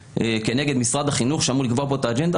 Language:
Hebrew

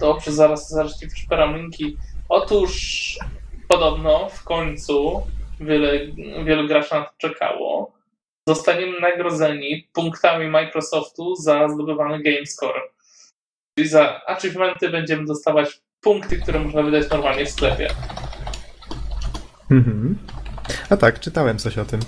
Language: Polish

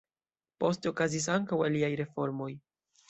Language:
Esperanto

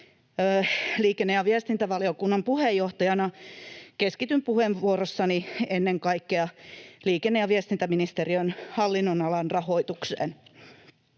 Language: Finnish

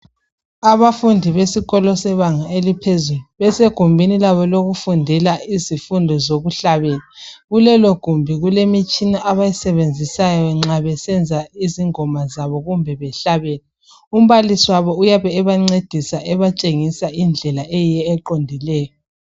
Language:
North Ndebele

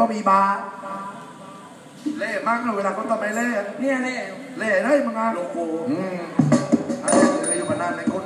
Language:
Thai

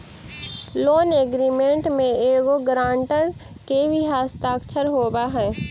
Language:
Magahi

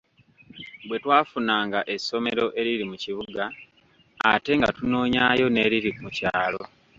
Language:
Ganda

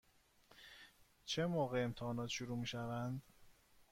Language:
Persian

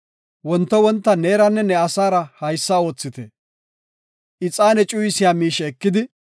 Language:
Gofa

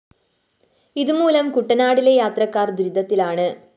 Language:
Malayalam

